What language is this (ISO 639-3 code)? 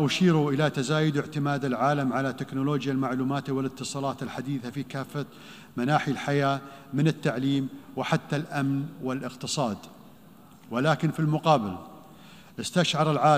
ara